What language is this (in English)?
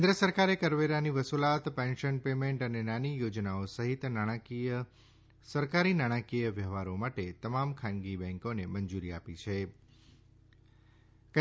Gujarati